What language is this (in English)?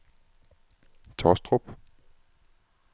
Danish